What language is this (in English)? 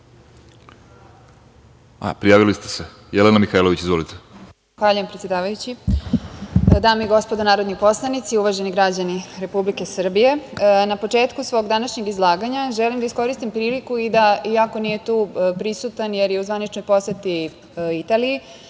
Serbian